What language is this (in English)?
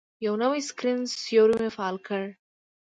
Pashto